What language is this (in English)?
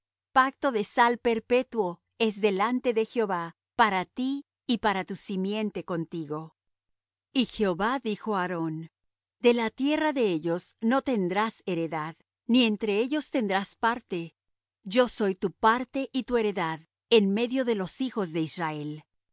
Spanish